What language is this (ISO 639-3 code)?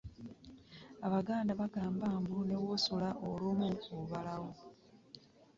lug